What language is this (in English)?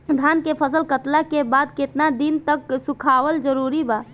Bhojpuri